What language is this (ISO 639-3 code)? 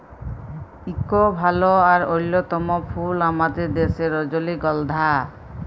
ben